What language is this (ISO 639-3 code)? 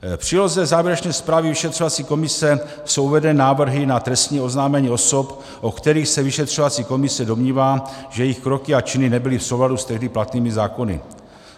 ces